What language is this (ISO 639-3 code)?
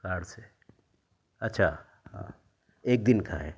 urd